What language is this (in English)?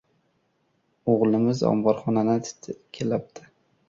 Uzbek